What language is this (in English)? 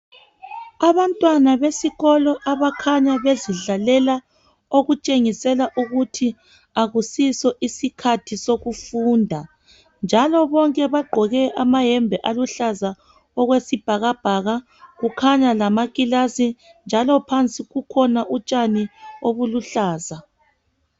North Ndebele